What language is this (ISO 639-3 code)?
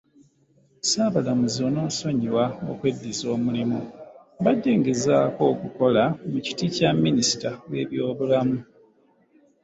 lug